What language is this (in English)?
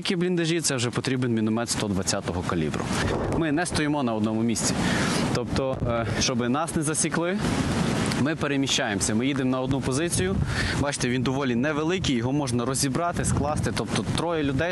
Ukrainian